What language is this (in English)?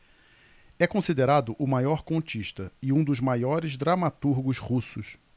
Portuguese